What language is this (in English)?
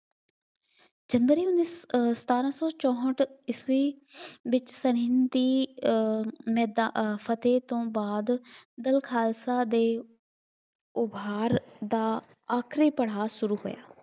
Punjabi